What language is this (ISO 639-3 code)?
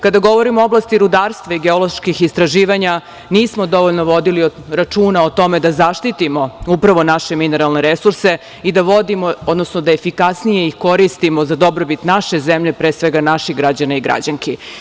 srp